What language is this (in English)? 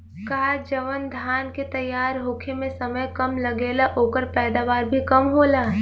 Bhojpuri